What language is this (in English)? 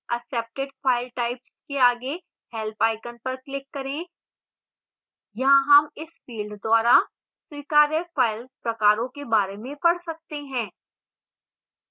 Hindi